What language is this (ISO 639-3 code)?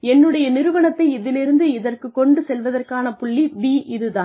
tam